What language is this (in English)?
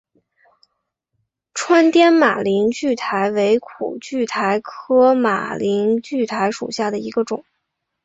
Chinese